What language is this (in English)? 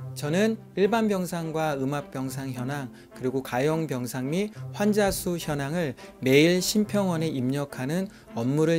Korean